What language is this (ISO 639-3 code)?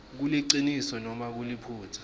ssw